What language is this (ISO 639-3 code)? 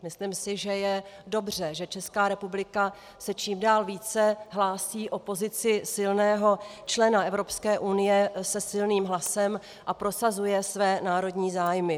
ces